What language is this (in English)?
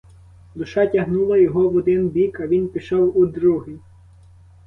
Ukrainian